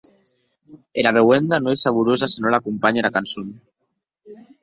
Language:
Occitan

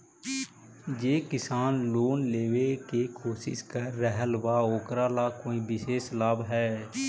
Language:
Magahi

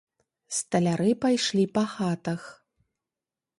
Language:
Belarusian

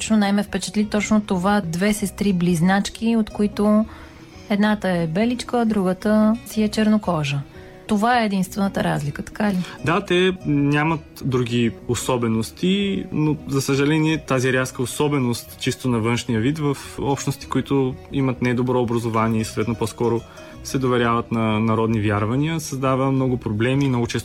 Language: Bulgarian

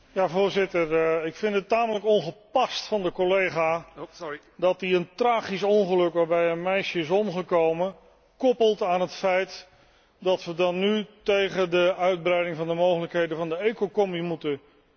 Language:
Dutch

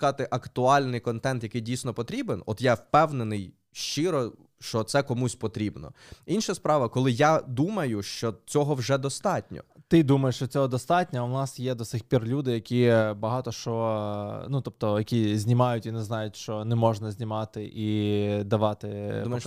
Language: Ukrainian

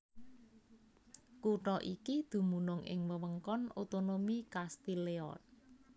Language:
Javanese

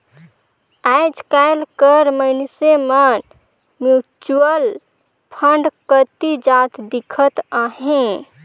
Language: Chhattisgarhi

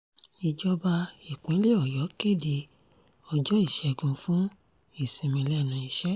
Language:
Yoruba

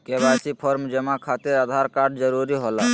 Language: Magahi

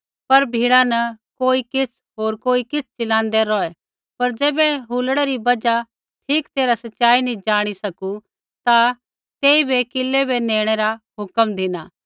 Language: Kullu Pahari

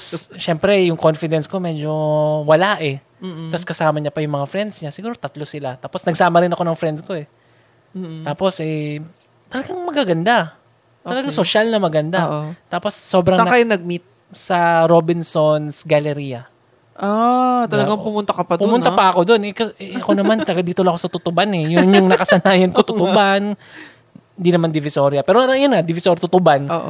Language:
Filipino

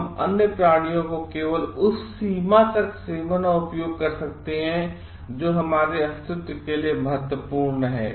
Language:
Hindi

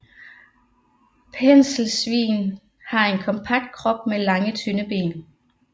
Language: Danish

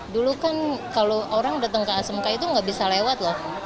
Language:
Indonesian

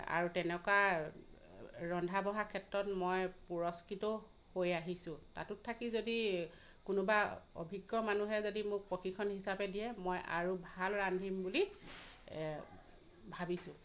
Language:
Assamese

